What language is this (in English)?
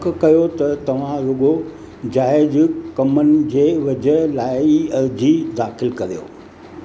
Sindhi